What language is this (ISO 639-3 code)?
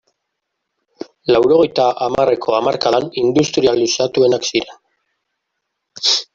eus